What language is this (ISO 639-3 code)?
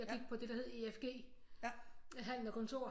dan